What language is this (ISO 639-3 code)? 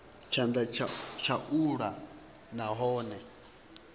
ven